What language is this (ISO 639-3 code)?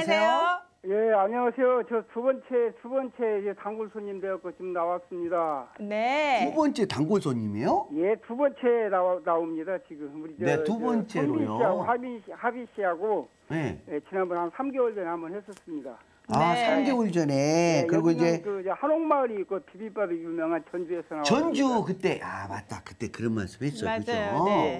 kor